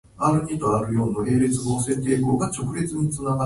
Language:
Japanese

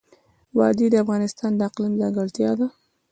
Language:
Pashto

